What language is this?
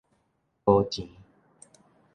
Min Nan Chinese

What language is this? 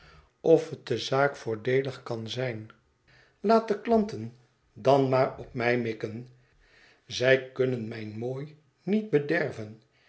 Dutch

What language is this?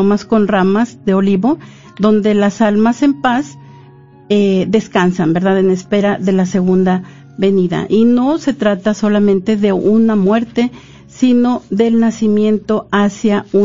Spanish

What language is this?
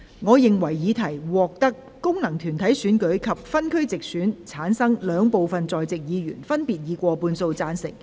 Cantonese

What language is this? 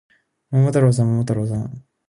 Japanese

